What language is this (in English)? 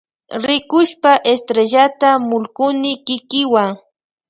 Loja Highland Quichua